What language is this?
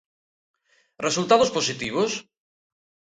Galician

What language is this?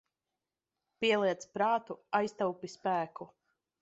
Latvian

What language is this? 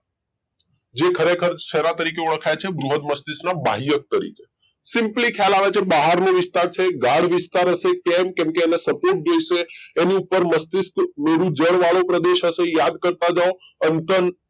Gujarati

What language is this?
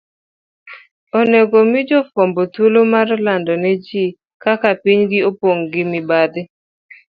Luo (Kenya and Tanzania)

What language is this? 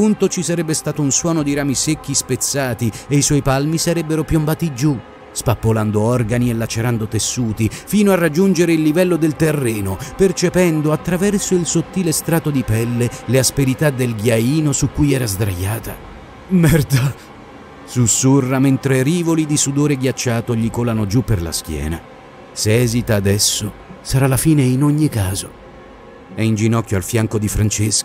Italian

